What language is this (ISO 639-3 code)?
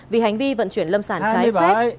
vie